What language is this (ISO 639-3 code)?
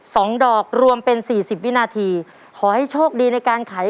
tha